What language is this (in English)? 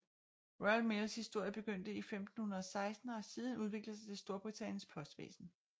Danish